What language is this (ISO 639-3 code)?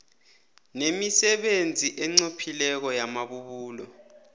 nbl